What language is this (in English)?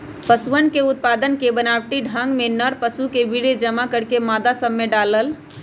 Magahi